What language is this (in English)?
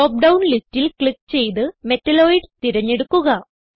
Malayalam